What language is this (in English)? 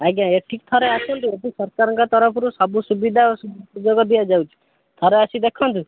Odia